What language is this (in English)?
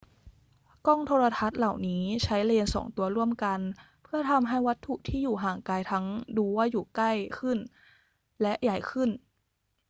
Thai